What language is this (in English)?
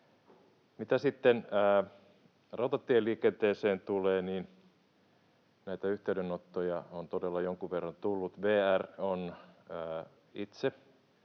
Finnish